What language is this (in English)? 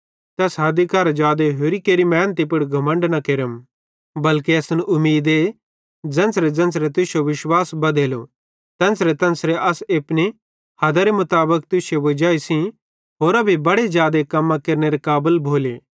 Bhadrawahi